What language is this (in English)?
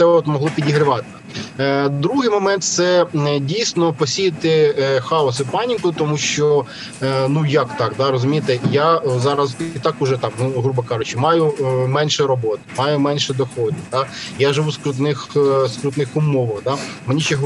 Ukrainian